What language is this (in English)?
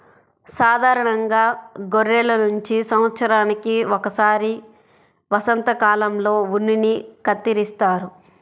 Telugu